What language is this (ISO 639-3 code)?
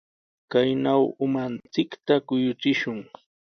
qws